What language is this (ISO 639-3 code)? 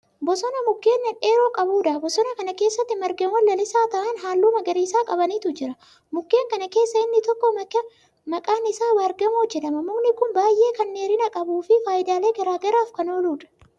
orm